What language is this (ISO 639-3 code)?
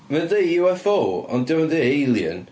cym